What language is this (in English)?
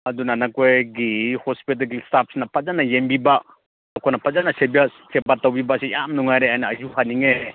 Manipuri